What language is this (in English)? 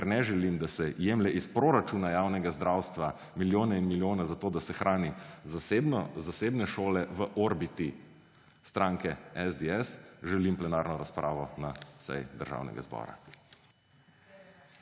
Slovenian